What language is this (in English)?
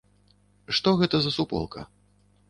Belarusian